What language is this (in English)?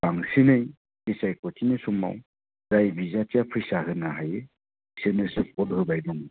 Bodo